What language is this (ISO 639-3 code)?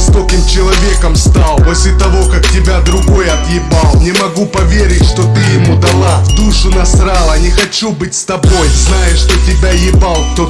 rus